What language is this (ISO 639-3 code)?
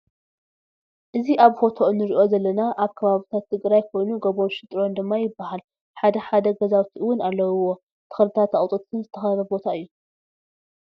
tir